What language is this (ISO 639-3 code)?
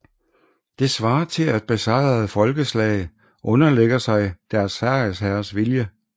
dan